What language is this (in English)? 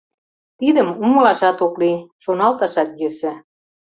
Mari